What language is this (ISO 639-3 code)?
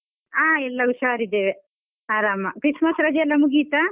kan